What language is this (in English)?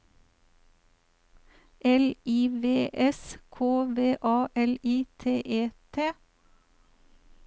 Norwegian